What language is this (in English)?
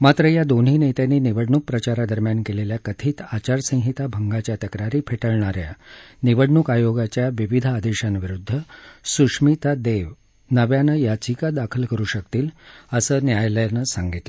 Marathi